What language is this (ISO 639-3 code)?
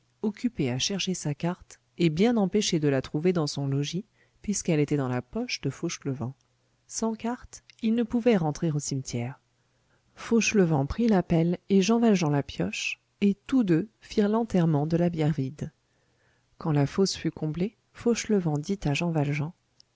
fra